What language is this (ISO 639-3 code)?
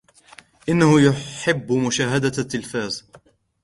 ara